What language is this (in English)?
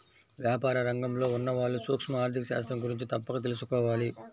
Telugu